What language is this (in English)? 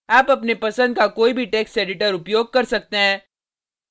Hindi